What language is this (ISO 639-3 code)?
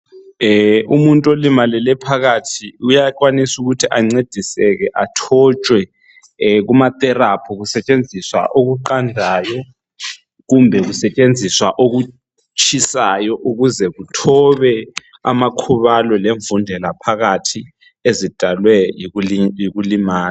nde